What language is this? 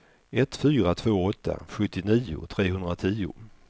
Swedish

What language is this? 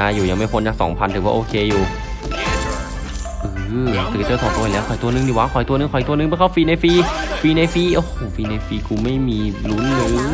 Thai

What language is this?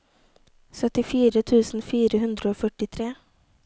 Norwegian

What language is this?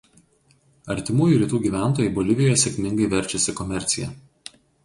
Lithuanian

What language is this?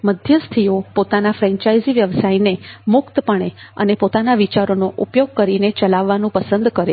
Gujarati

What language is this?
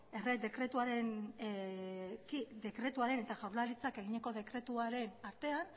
Basque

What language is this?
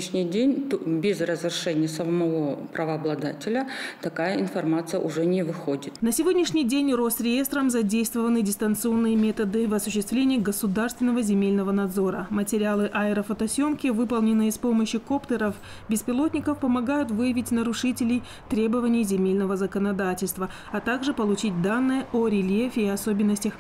Russian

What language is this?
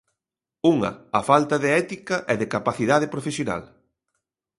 Galician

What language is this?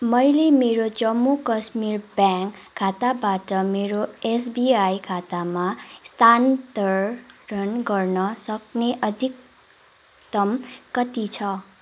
Nepali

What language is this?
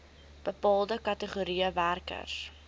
Afrikaans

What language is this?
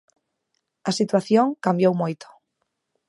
Galician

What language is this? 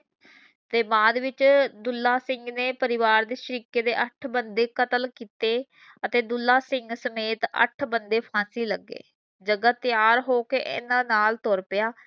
Punjabi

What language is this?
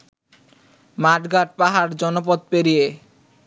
Bangla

